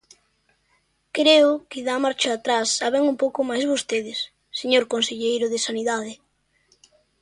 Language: Galician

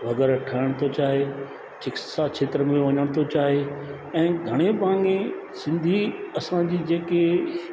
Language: Sindhi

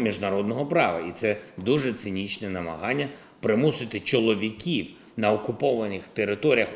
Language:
Ukrainian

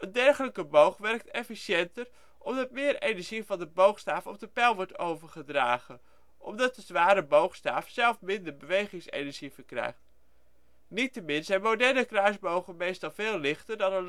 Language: Dutch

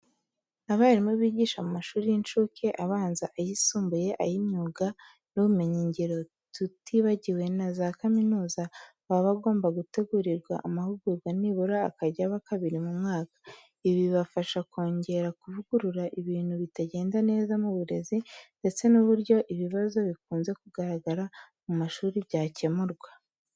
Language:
Kinyarwanda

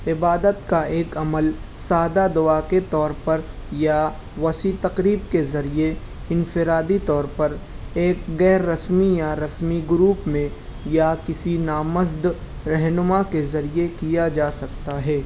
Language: Urdu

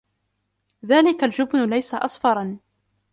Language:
Arabic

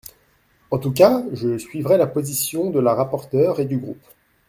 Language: French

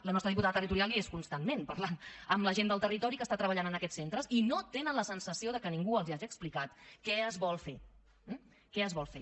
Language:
Catalan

